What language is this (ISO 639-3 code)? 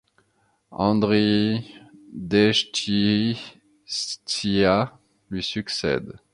fra